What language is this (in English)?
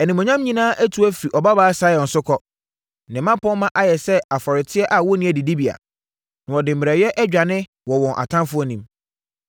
Akan